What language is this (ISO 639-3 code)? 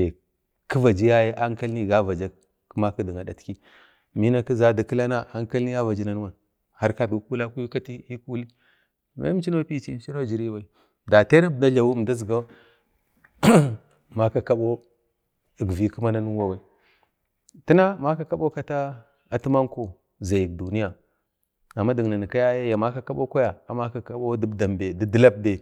bde